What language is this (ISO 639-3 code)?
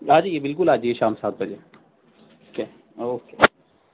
urd